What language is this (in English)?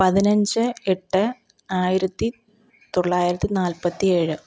Malayalam